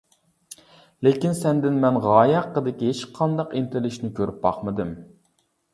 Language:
Uyghur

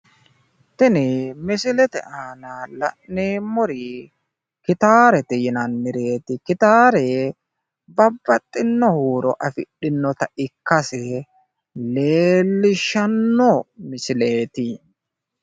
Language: Sidamo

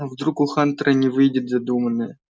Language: Russian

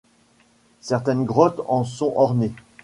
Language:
French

